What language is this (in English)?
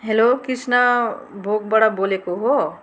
Nepali